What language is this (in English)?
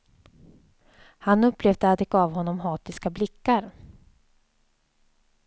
Swedish